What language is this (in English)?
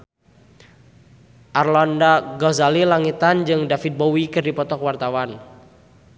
Sundanese